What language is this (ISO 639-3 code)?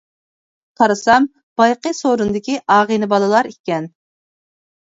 uig